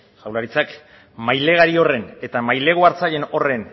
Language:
Basque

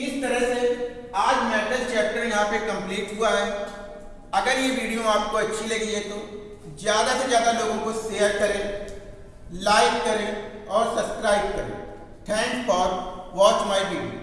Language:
Hindi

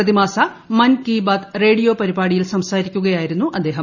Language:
Malayalam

